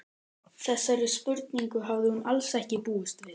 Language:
Icelandic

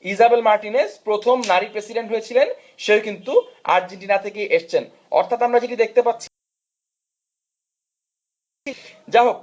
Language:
Bangla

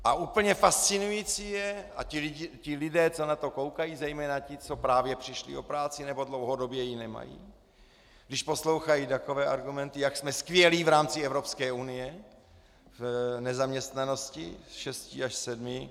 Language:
Czech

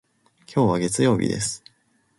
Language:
Japanese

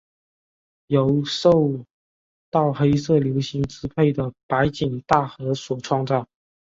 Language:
Chinese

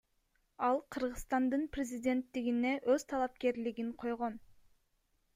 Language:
Kyrgyz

